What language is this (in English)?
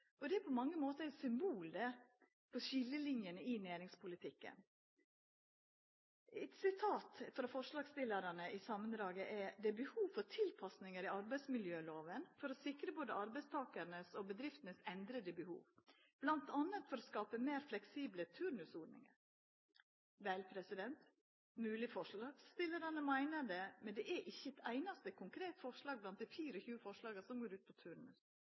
Norwegian Nynorsk